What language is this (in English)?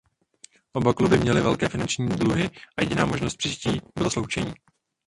Czech